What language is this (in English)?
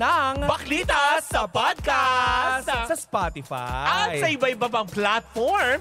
Filipino